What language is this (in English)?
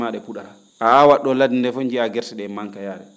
Fula